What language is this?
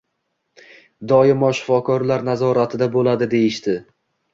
Uzbek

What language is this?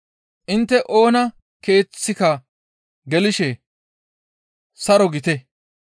Gamo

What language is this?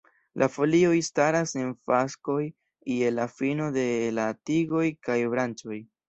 Esperanto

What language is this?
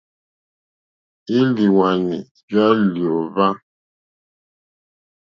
Mokpwe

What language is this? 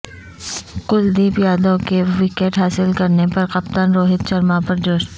Urdu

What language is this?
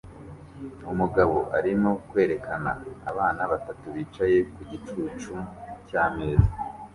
Kinyarwanda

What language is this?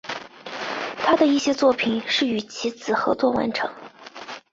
Chinese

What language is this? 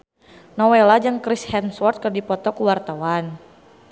Sundanese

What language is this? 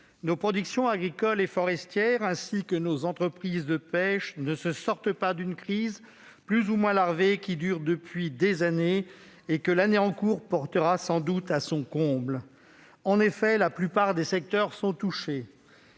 French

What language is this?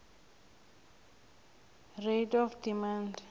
South Ndebele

